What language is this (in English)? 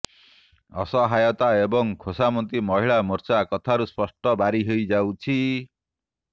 Odia